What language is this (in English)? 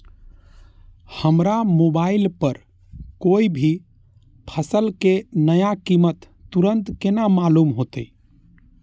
Maithili